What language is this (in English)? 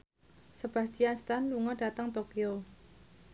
Javanese